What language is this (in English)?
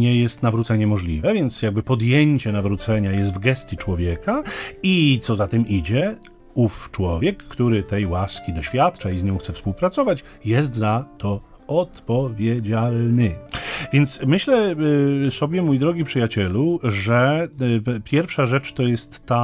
Polish